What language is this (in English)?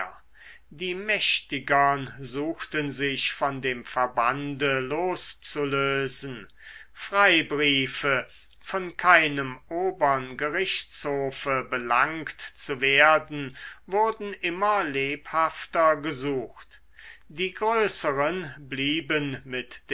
German